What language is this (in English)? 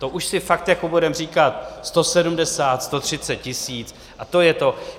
Czech